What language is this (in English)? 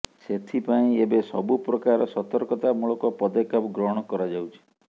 Odia